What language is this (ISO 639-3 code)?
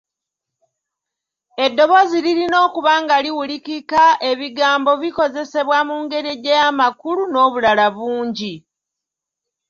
lug